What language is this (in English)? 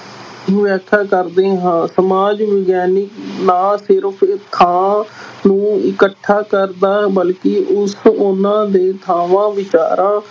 Punjabi